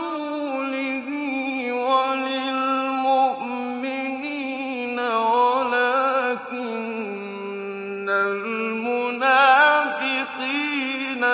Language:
Arabic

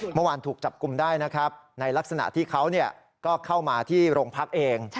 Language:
Thai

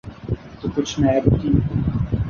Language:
Urdu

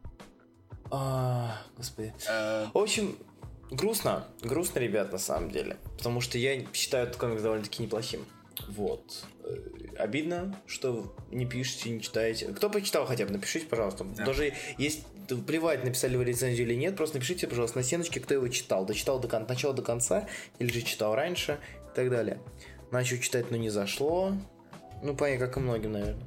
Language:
Russian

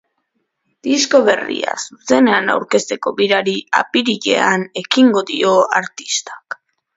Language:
Basque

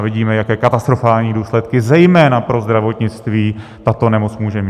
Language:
Czech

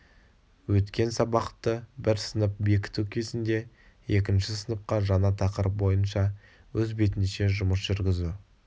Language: Kazakh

